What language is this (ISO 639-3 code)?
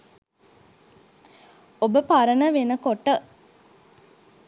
sin